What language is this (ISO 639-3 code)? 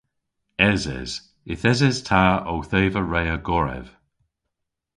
cor